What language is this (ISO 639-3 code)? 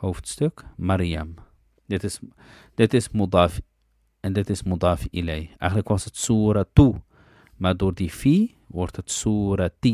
nld